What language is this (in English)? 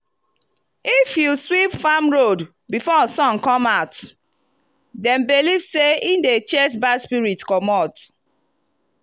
Nigerian Pidgin